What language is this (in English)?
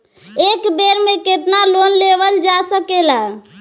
Bhojpuri